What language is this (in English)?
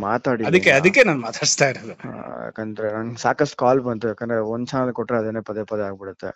Kannada